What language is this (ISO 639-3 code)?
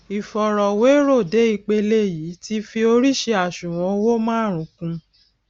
yor